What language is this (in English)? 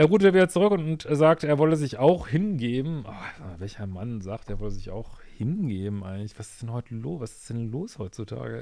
German